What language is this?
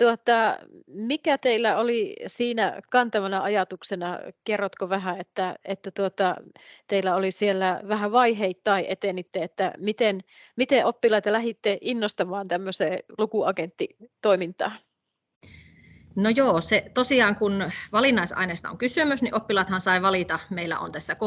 Finnish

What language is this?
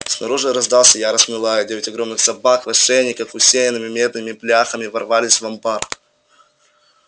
Russian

